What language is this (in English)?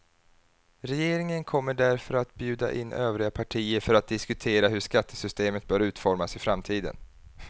Swedish